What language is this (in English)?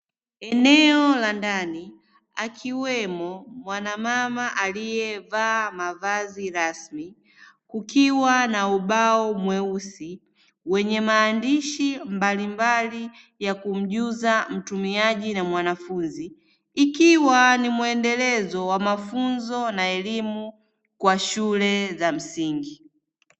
Swahili